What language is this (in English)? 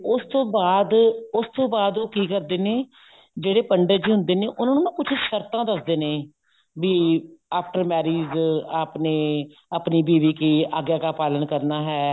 Punjabi